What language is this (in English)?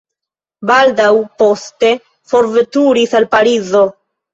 Esperanto